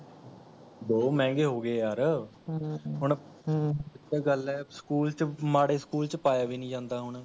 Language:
Punjabi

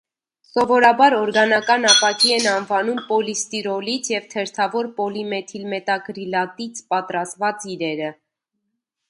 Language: Armenian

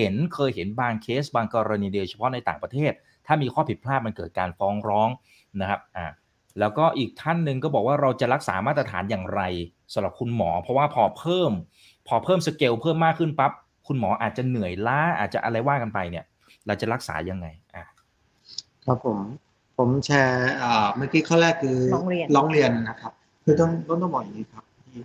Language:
Thai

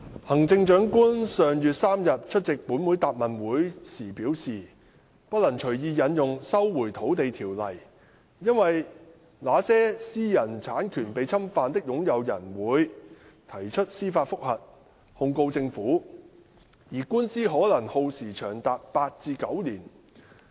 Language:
Cantonese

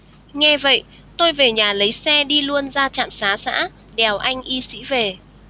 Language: Vietnamese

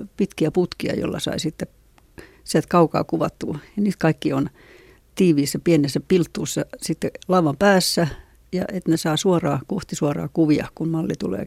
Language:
Finnish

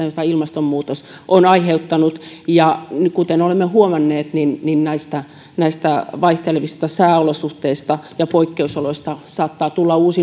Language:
Finnish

